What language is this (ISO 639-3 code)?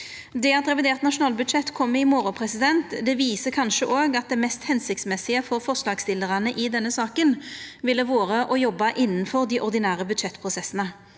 nor